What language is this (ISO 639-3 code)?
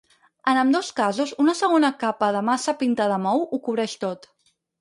cat